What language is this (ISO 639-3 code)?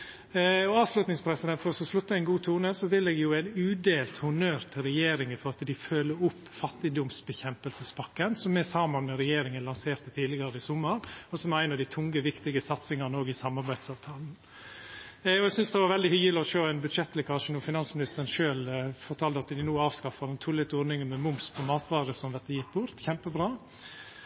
nno